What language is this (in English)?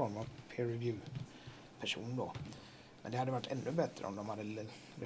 Swedish